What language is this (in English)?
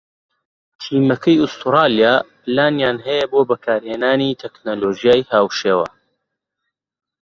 Central Kurdish